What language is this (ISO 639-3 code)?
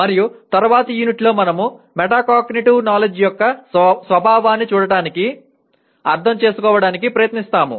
tel